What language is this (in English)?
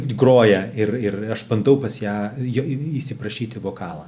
Lithuanian